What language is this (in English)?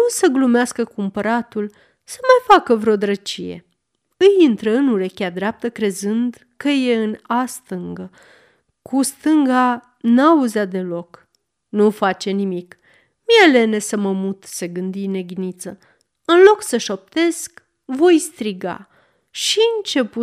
Romanian